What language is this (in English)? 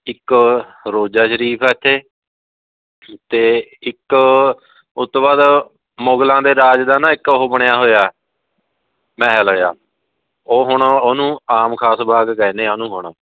Punjabi